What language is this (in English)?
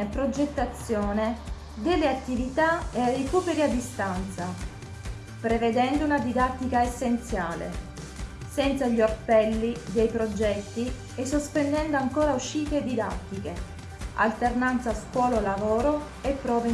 Italian